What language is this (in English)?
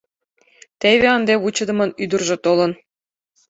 Mari